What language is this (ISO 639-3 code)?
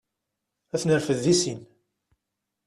kab